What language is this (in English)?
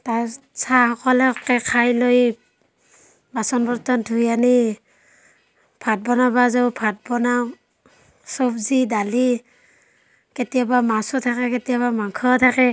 Assamese